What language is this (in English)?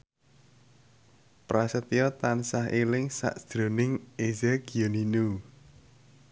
Javanese